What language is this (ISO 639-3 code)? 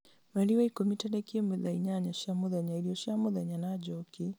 kik